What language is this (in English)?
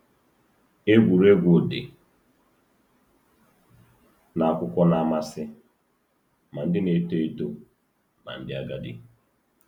Igbo